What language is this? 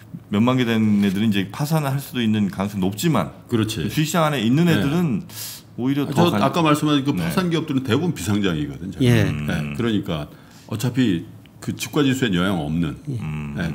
Korean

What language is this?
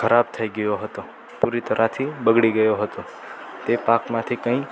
Gujarati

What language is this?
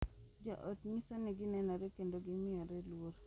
Luo (Kenya and Tanzania)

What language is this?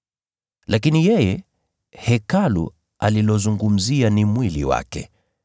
Swahili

